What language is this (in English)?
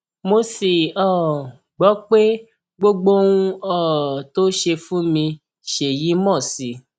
Yoruba